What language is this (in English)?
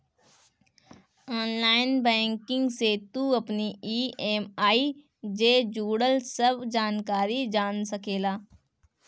Bhojpuri